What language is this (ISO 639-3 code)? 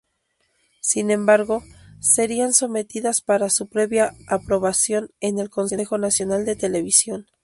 spa